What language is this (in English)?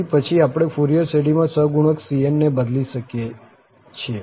Gujarati